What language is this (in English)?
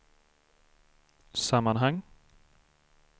Swedish